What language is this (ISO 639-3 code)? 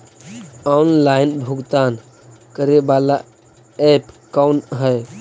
mag